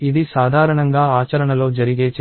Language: Telugu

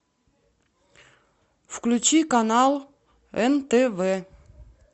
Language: Russian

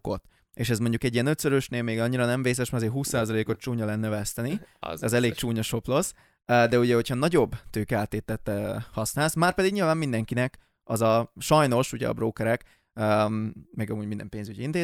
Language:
Hungarian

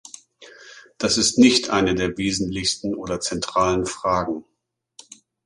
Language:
German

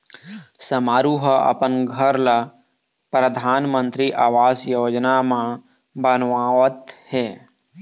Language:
Chhattisgarhi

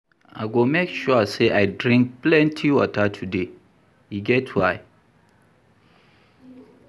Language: Nigerian Pidgin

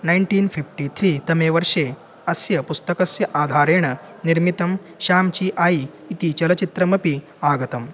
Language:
Sanskrit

